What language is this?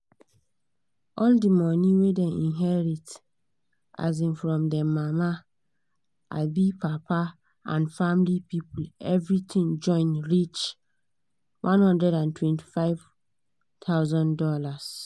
Nigerian Pidgin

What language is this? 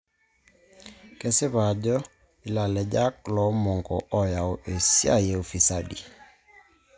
Masai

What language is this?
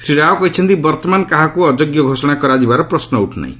Odia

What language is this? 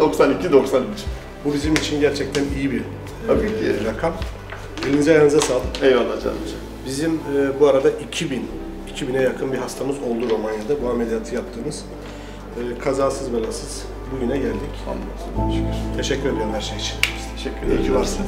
Turkish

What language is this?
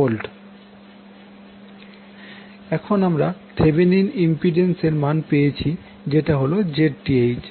Bangla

